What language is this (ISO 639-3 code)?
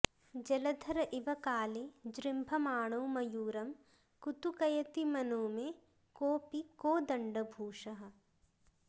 san